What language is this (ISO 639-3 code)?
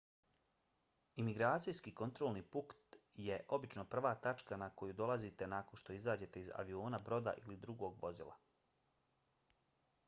bos